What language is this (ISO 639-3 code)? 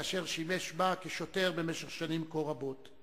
heb